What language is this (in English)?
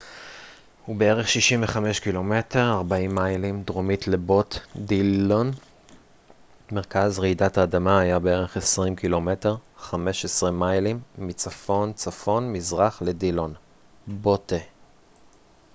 Hebrew